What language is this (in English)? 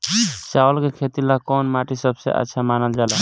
Bhojpuri